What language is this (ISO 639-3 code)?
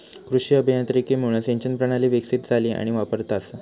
mar